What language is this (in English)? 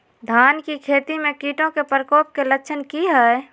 Magahi